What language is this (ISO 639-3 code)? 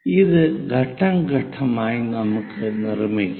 mal